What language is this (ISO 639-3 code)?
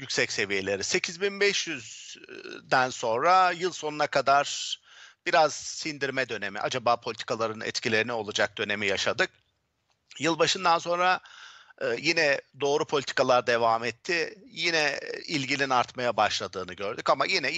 tur